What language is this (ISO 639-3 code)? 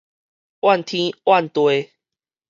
nan